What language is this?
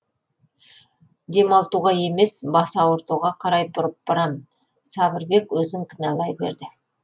Kazakh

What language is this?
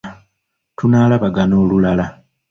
Ganda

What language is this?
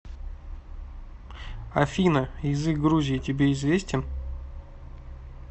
Russian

